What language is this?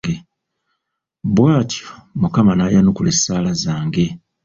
Ganda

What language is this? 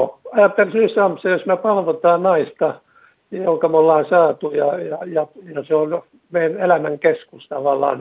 Finnish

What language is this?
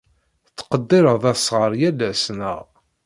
Kabyle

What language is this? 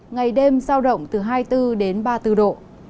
Vietnamese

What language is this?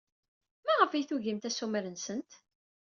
Kabyle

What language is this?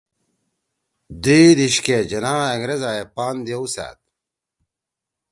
Torwali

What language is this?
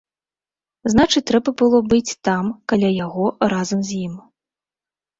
Belarusian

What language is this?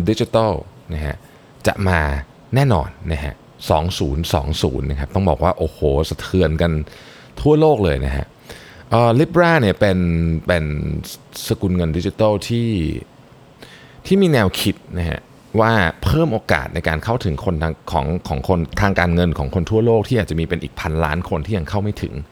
Thai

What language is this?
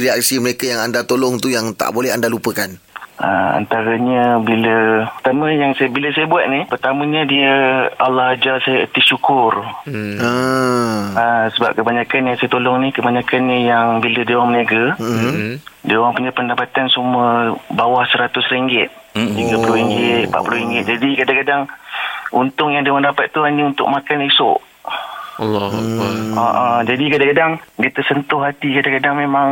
Malay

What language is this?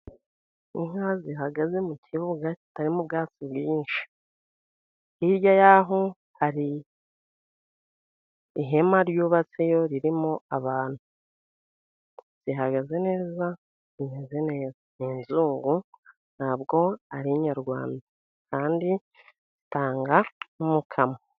Kinyarwanda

